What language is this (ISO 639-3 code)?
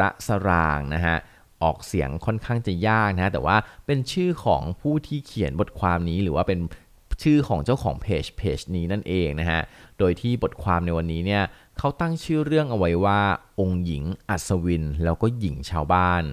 tha